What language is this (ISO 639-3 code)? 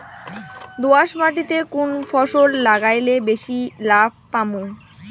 ben